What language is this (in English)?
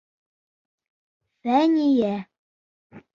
Bashkir